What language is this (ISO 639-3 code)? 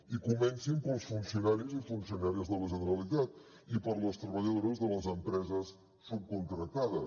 cat